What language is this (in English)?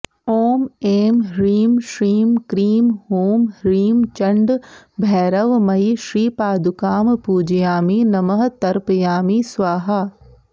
Sanskrit